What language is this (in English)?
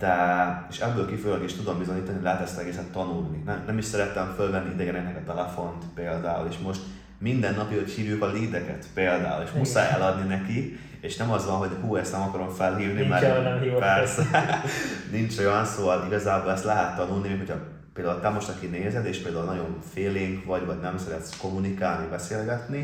Hungarian